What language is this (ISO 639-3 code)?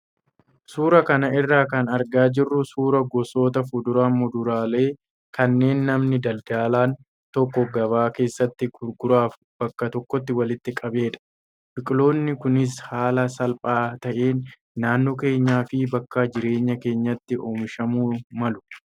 orm